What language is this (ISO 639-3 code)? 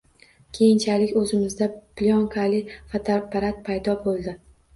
uzb